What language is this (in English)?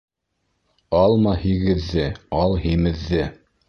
Bashkir